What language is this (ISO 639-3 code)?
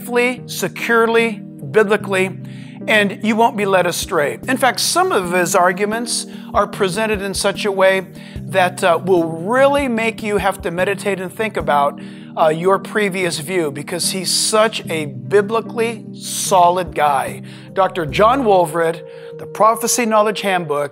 eng